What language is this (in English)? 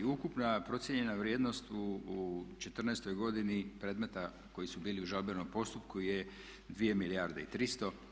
Croatian